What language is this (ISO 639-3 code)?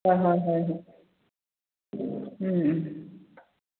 mni